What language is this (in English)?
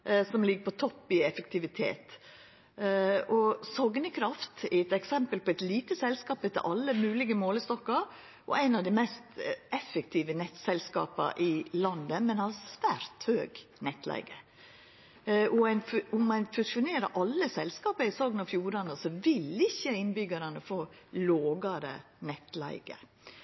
Norwegian Nynorsk